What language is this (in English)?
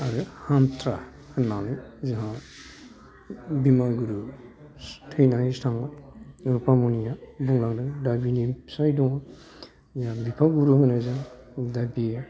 Bodo